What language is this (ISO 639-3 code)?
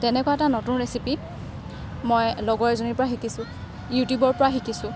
asm